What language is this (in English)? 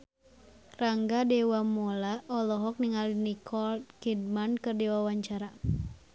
Sundanese